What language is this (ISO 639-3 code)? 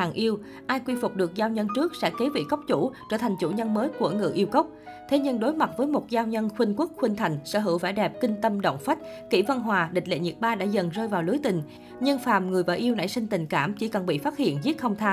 vie